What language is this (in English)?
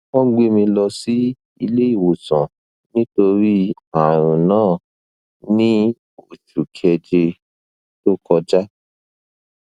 Yoruba